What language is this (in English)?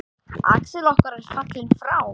Icelandic